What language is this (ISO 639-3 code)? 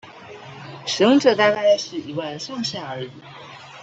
zho